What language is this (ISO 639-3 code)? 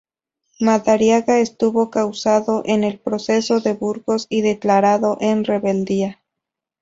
spa